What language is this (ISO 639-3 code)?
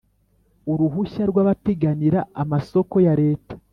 kin